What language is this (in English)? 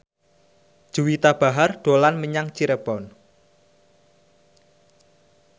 Javanese